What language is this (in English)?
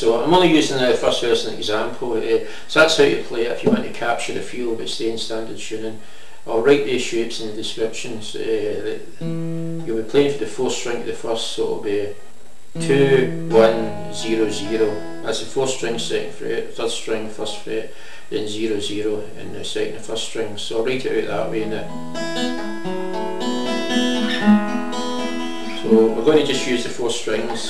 English